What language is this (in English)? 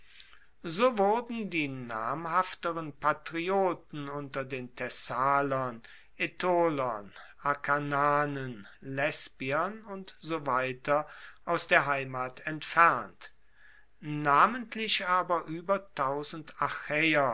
German